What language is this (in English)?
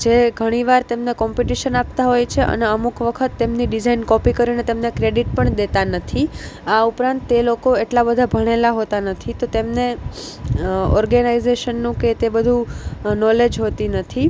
Gujarati